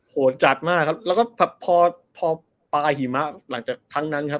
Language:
Thai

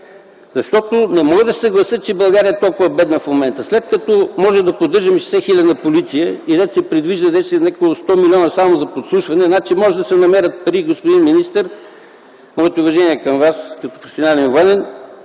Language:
Bulgarian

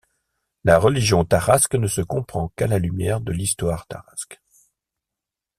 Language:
French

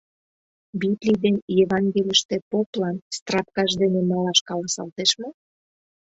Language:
Mari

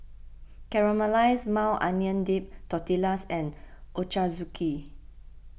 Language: English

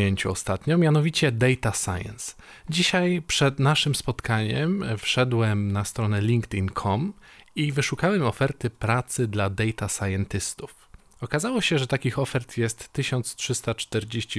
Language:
Polish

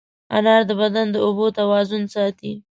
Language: Pashto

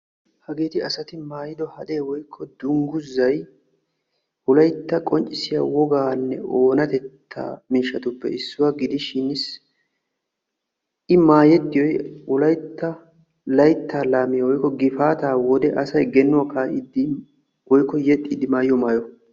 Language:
Wolaytta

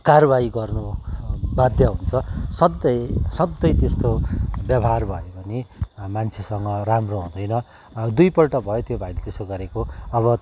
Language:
Nepali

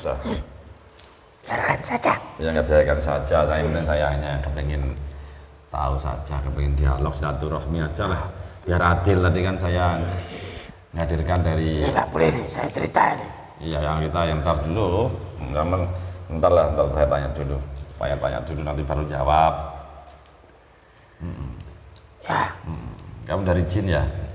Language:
Indonesian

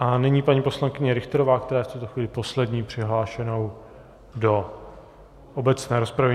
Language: Czech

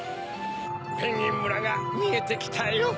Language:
Japanese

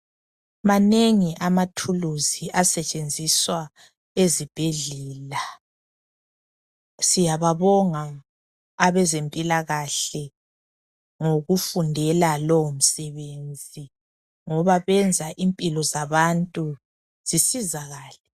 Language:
North Ndebele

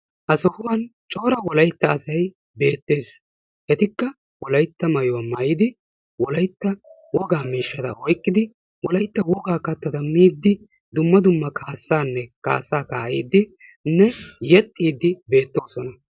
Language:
Wolaytta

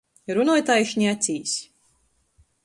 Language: Latgalian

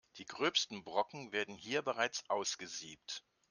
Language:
German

